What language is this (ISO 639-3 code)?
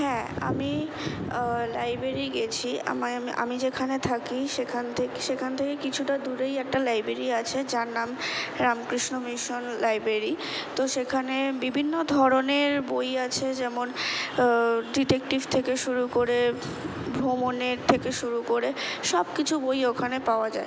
ben